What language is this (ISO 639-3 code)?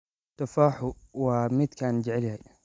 som